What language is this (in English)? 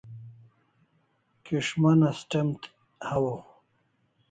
Kalasha